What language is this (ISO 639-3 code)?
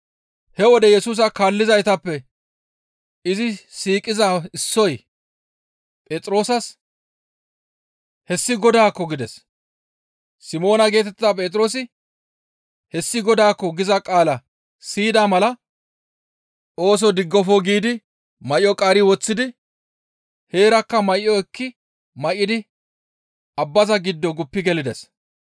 gmv